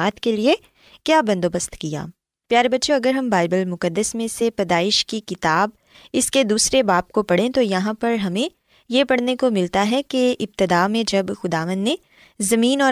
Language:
Urdu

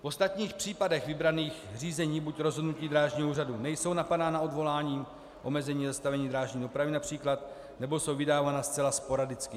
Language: Czech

